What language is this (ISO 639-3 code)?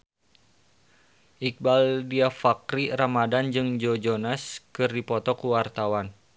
sun